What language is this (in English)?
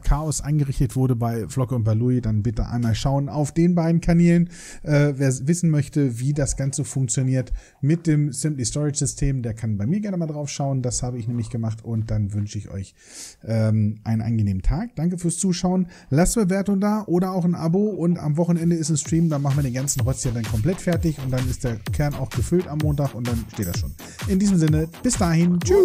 German